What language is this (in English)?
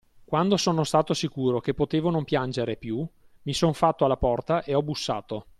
Italian